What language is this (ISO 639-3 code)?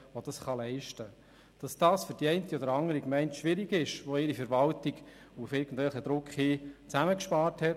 gsw